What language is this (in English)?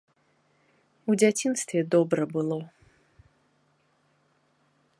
Belarusian